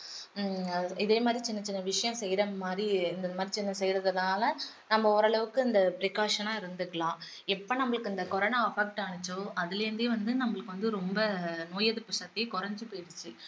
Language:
Tamil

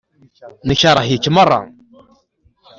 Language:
Kabyle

